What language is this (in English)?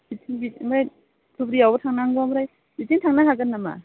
Bodo